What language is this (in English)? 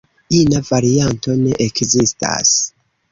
Esperanto